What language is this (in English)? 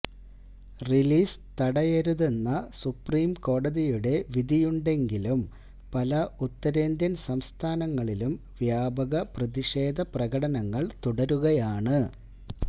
Malayalam